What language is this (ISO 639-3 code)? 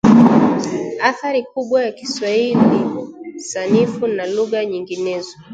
swa